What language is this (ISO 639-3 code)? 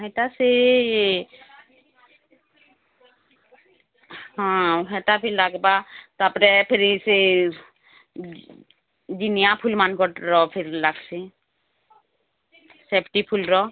ori